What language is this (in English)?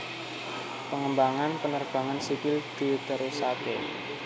Javanese